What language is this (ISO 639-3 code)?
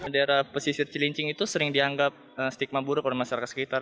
ind